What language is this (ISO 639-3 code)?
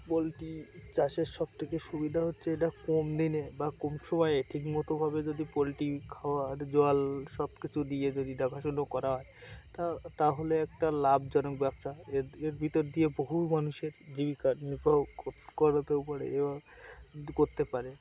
ben